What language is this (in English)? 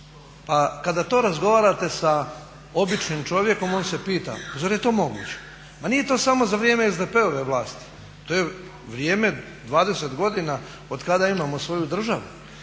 Croatian